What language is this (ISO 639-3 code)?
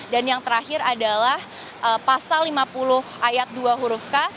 ind